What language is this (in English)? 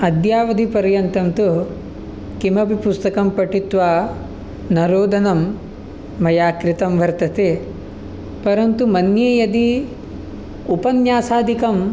Sanskrit